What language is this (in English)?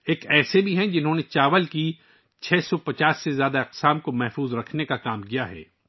Urdu